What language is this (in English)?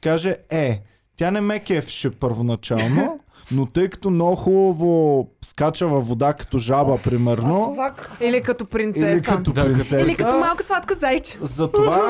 Bulgarian